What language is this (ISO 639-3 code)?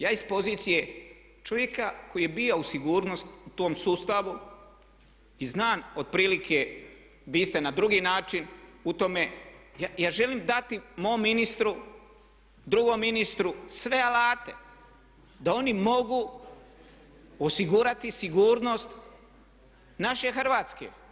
hrv